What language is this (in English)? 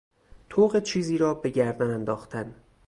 Persian